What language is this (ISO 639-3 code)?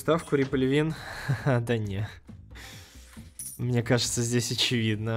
rus